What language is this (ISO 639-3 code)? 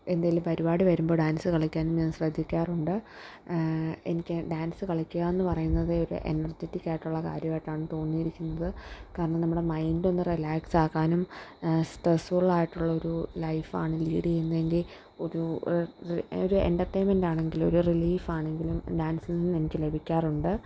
mal